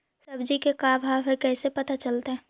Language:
Magahi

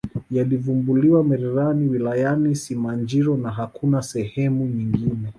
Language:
Swahili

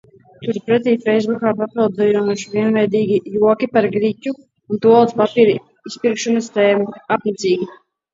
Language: Latvian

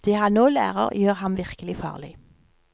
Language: Norwegian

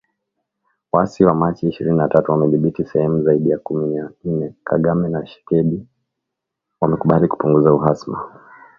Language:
Swahili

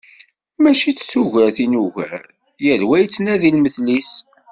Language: Kabyle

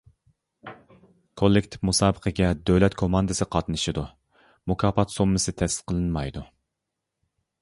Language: Uyghur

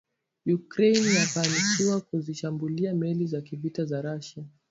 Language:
Swahili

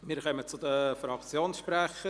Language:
Swiss German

